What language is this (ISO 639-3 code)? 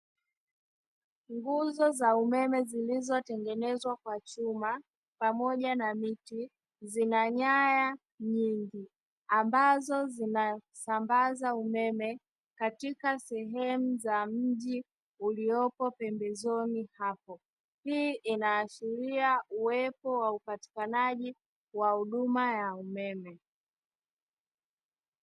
swa